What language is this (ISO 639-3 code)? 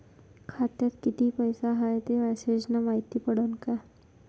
mar